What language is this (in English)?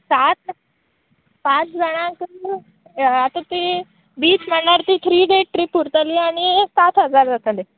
Konkani